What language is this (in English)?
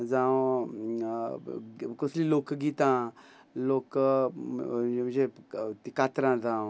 Konkani